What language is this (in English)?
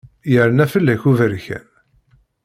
Kabyle